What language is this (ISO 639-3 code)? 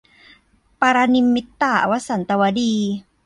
tha